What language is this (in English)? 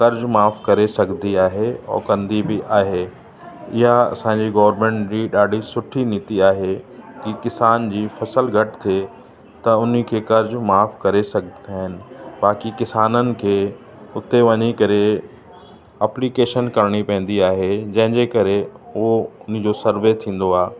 Sindhi